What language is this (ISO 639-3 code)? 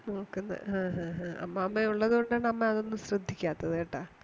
mal